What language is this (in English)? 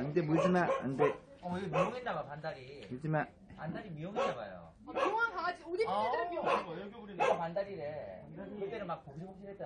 Korean